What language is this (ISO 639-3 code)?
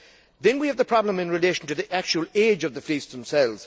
eng